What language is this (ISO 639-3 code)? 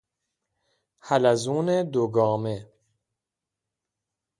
fas